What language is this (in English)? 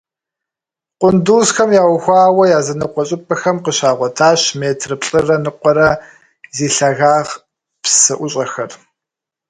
Kabardian